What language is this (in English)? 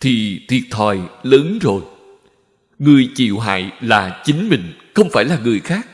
Vietnamese